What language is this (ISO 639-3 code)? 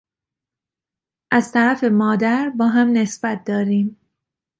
fas